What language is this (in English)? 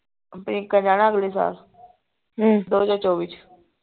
Punjabi